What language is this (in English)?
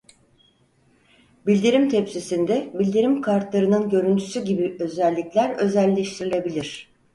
Turkish